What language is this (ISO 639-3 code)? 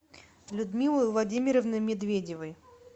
rus